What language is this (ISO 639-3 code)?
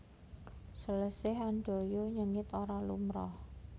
jav